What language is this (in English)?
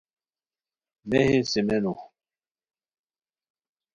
Khowar